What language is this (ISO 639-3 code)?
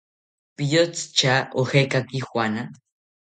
cpy